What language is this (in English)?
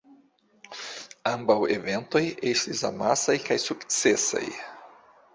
Esperanto